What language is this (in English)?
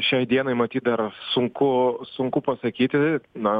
Lithuanian